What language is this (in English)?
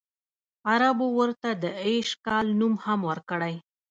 Pashto